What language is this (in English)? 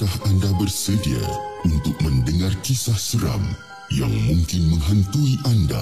Malay